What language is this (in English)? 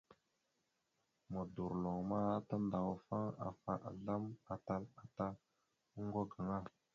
Mada (Cameroon)